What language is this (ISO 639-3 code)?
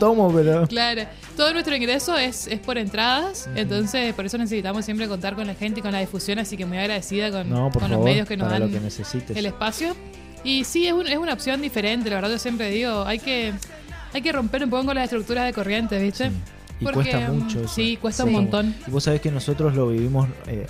spa